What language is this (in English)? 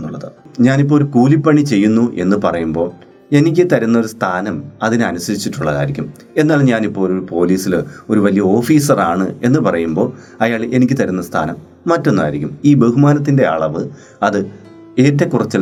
Malayalam